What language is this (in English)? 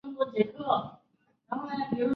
Chinese